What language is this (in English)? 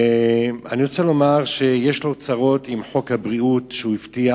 Hebrew